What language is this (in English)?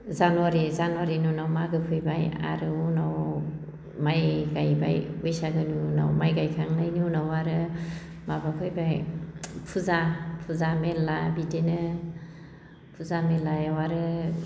Bodo